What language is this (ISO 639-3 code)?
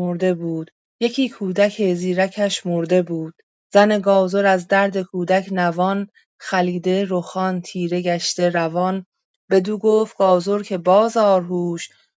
fas